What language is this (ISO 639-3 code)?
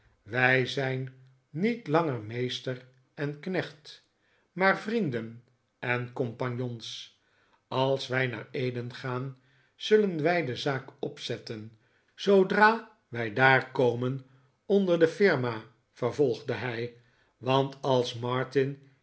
nld